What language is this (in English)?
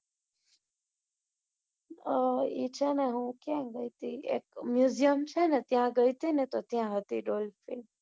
Gujarati